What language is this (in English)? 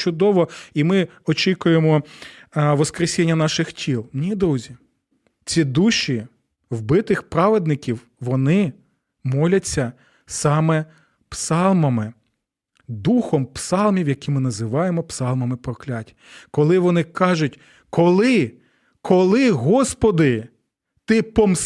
Ukrainian